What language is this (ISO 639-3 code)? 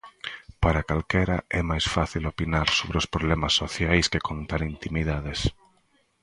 glg